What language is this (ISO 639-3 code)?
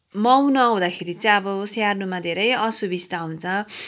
nep